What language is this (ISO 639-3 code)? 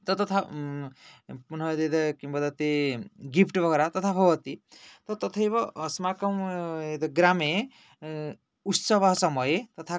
san